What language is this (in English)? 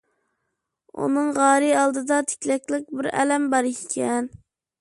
Uyghur